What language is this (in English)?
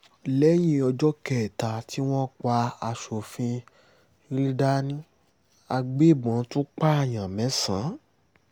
Yoruba